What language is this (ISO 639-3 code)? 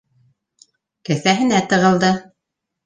bak